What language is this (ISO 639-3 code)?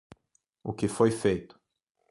por